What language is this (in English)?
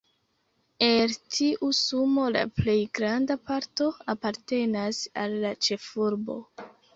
Esperanto